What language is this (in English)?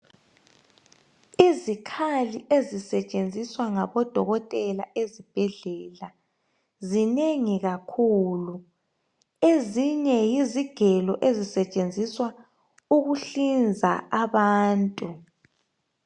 North Ndebele